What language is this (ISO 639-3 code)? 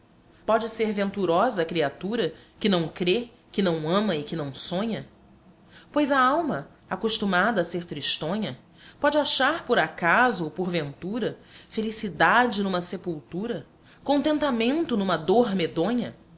por